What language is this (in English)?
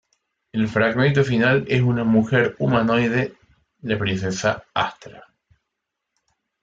Spanish